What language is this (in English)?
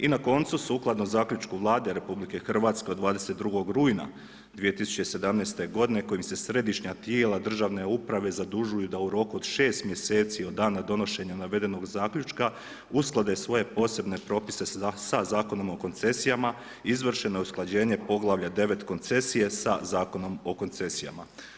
Croatian